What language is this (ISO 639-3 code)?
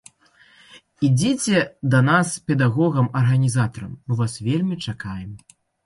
bel